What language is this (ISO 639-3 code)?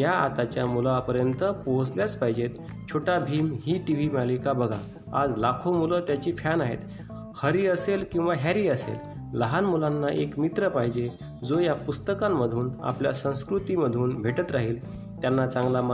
mar